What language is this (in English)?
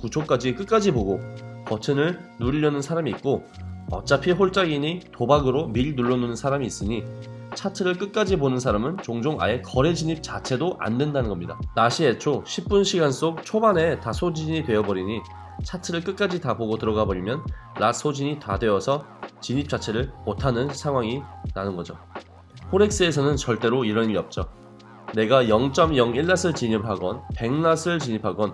Korean